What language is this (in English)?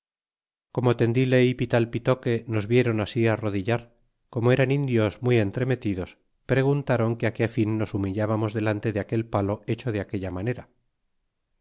Spanish